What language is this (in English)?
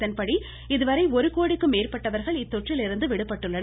Tamil